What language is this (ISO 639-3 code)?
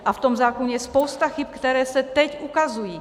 ces